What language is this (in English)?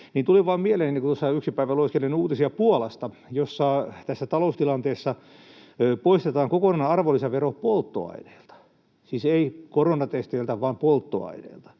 Finnish